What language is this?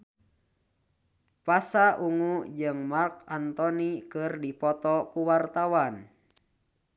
Sundanese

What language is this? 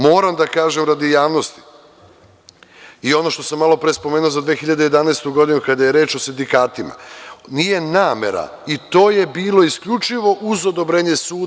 Serbian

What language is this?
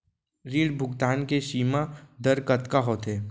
Chhattisgarhi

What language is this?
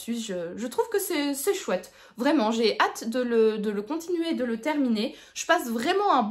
French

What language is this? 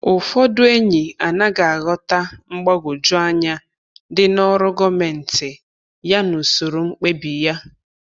Igbo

